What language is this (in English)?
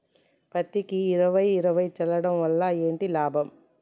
Telugu